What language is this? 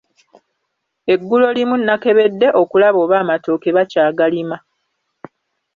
Ganda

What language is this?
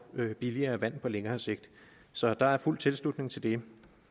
Danish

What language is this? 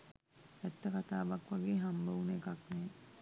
Sinhala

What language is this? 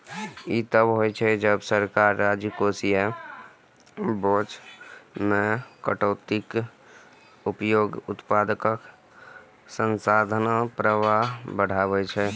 Maithili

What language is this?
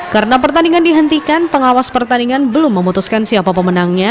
Indonesian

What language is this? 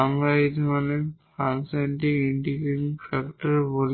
Bangla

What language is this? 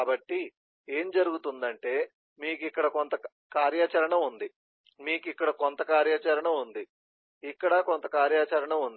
Telugu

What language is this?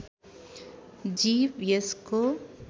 Nepali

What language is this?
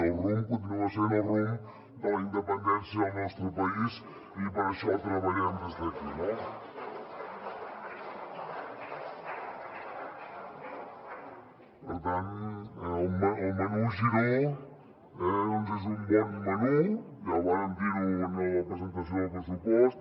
Catalan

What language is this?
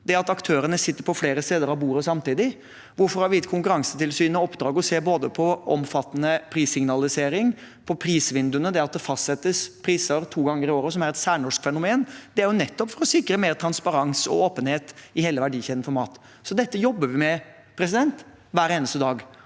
Norwegian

